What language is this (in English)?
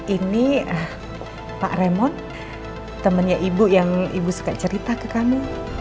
Indonesian